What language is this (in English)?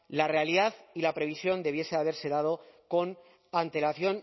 Spanish